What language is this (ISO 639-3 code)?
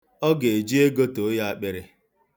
ibo